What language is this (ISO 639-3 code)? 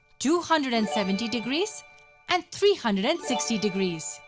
eng